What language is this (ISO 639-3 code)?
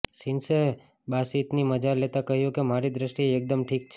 guj